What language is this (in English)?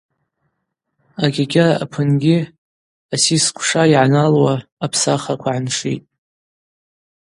Abaza